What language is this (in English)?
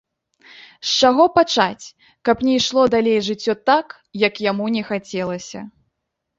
Belarusian